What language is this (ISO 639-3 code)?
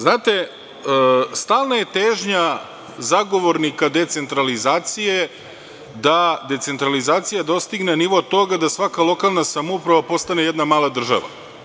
srp